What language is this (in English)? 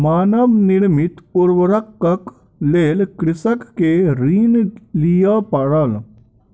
Maithili